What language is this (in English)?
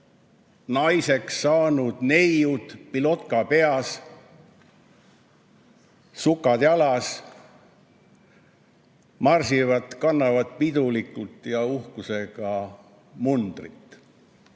Estonian